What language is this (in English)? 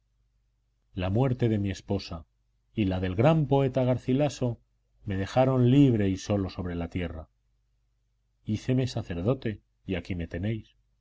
Spanish